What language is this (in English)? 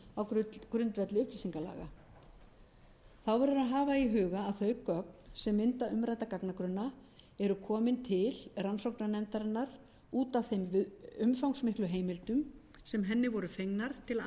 Icelandic